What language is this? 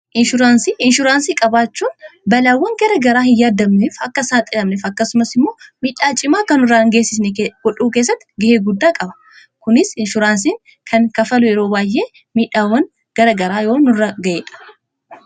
Oromo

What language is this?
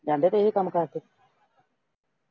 Punjabi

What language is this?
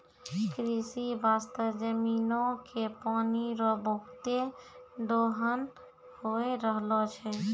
Maithili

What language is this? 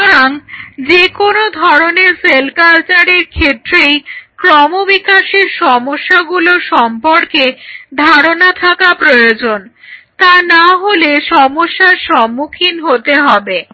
Bangla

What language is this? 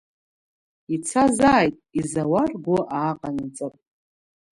Abkhazian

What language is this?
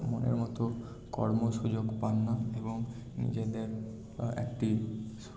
Bangla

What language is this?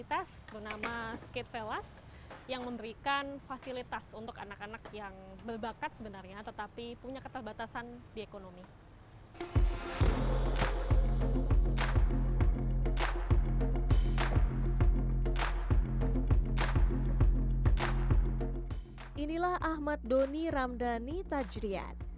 Indonesian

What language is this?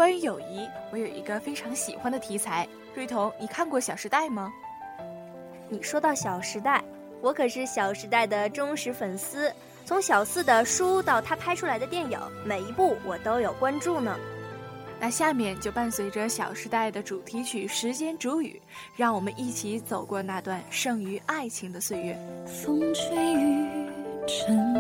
Chinese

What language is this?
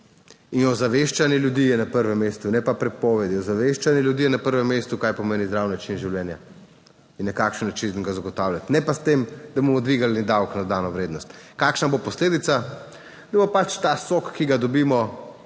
Slovenian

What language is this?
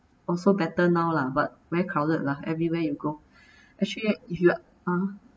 English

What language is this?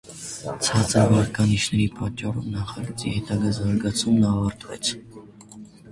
Armenian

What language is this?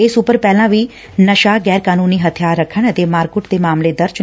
Punjabi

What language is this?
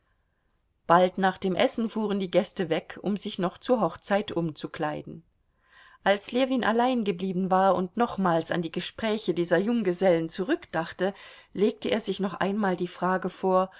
German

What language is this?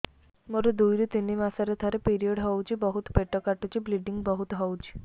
Odia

